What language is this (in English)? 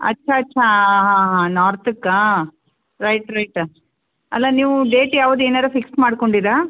Kannada